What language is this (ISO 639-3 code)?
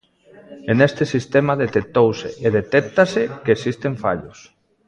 glg